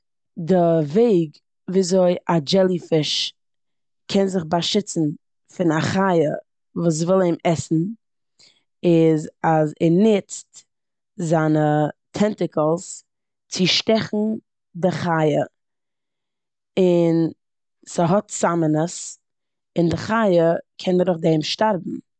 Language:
Yiddish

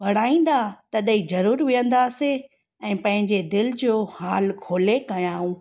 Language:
Sindhi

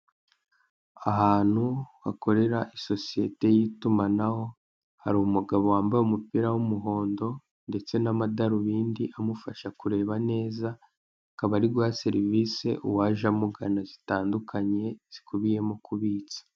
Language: Kinyarwanda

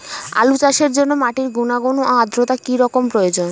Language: Bangla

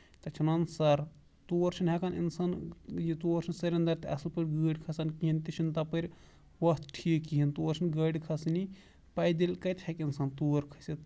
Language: Kashmiri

